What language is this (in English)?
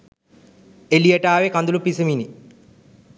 Sinhala